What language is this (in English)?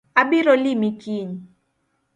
Luo (Kenya and Tanzania)